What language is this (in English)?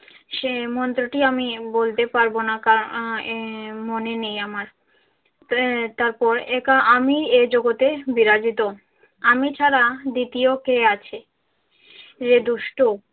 Bangla